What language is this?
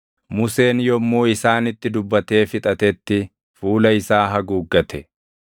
Oromo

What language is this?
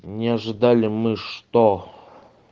Russian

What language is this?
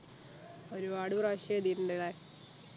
Malayalam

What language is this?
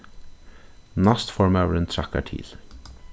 Faroese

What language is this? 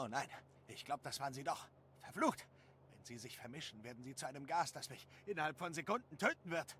German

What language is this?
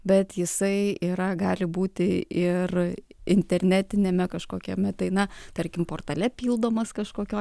Lithuanian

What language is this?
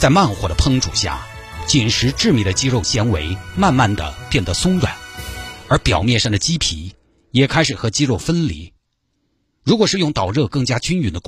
Chinese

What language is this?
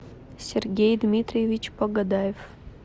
Russian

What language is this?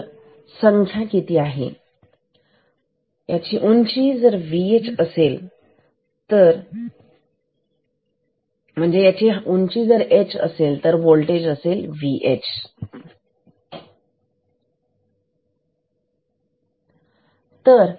Marathi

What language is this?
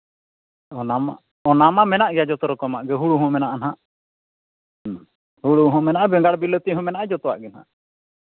Santali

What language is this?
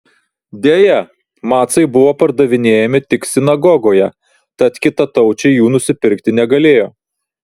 Lithuanian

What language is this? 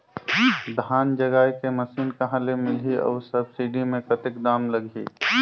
Chhattisgarhi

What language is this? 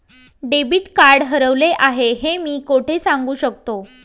Marathi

